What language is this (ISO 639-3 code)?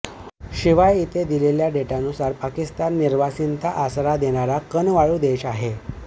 mar